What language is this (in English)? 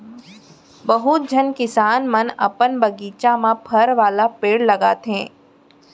Chhattisgarhi